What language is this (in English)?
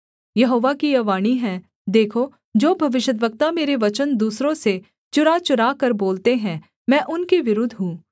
Hindi